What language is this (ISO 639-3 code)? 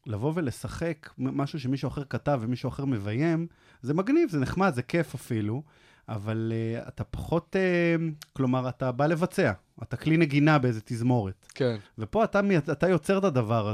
heb